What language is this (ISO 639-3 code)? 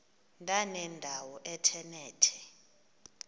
xho